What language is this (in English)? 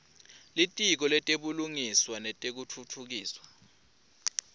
Swati